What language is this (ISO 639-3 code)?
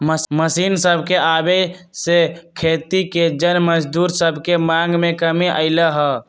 mag